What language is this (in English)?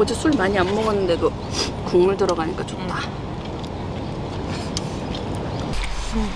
Korean